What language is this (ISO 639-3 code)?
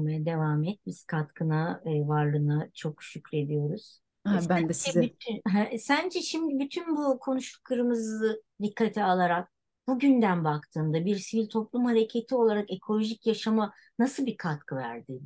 tur